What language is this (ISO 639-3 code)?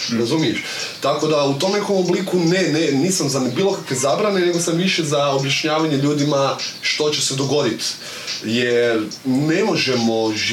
hrv